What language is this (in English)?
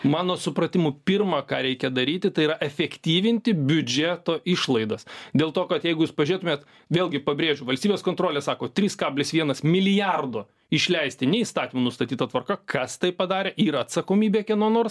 Lithuanian